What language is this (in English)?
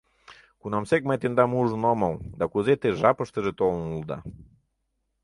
Mari